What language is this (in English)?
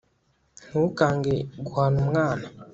Kinyarwanda